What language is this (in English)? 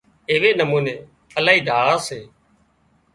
Wadiyara Koli